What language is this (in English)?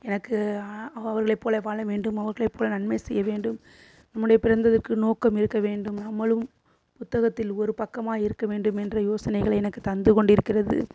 Tamil